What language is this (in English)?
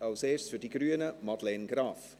Swiss German